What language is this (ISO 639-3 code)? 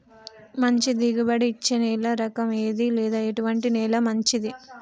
tel